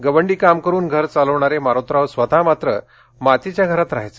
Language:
Marathi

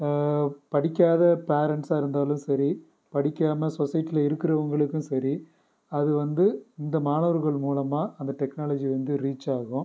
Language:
Tamil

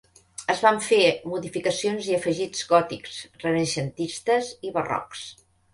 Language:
Catalan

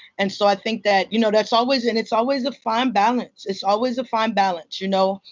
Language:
English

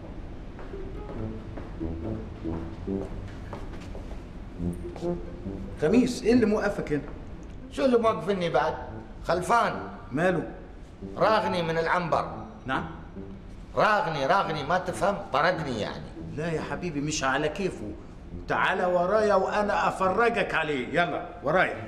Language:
Arabic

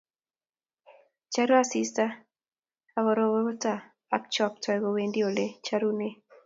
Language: Kalenjin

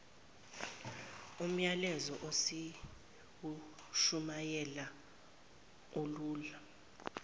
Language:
Zulu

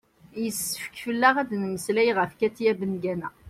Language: Kabyle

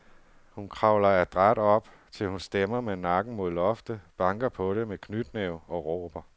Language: Danish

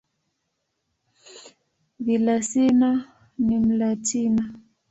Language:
Swahili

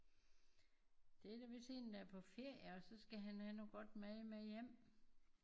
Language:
Danish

